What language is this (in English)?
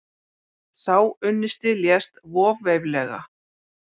Icelandic